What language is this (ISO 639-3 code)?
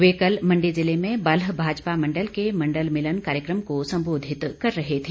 hin